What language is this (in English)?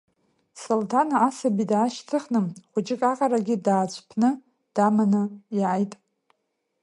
Abkhazian